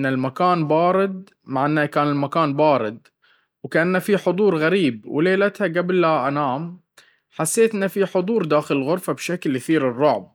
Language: Baharna Arabic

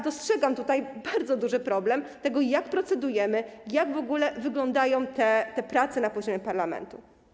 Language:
Polish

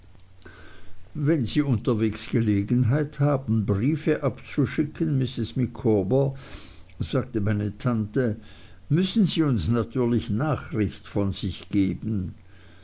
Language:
German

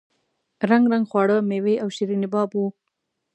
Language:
Pashto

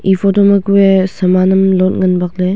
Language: Wancho Naga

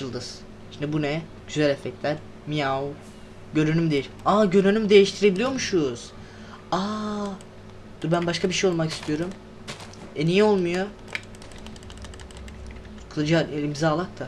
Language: Turkish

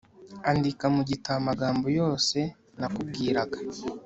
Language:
Kinyarwanda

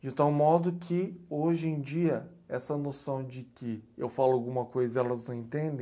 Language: Portuguese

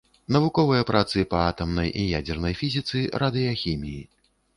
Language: Belarusian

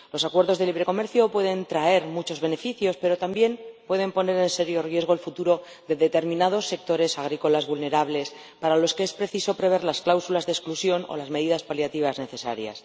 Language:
Spanish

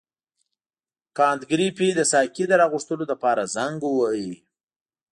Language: Pashto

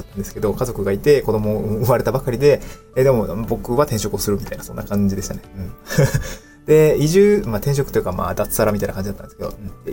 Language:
Japanese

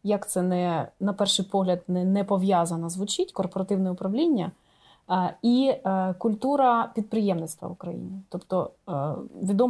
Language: Ukrainian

